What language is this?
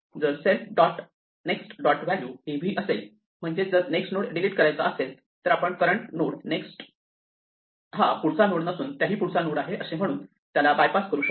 Marathi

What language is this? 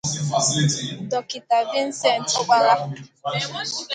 Igbo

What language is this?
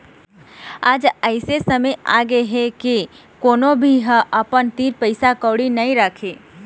Chhattisgarhi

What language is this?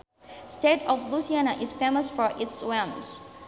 Sundanese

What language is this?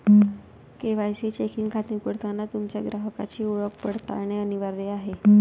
Marathi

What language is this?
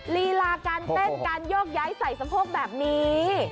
Thai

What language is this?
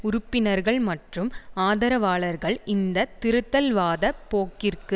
Tamil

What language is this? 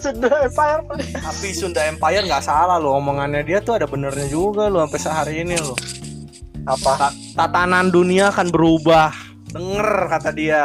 Indonesian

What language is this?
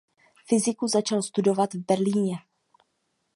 Czech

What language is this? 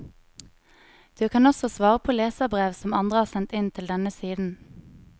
Norwegian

